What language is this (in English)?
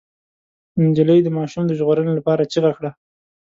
Pashto